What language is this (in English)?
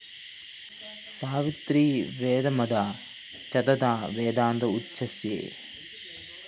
Malayalam